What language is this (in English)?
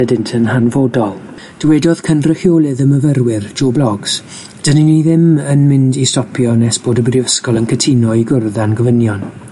Welsh